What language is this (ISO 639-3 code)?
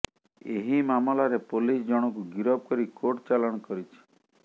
ori